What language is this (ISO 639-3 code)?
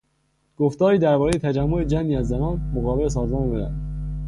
fas